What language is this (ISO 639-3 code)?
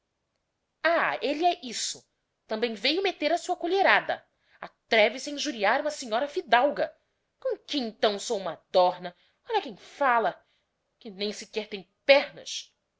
por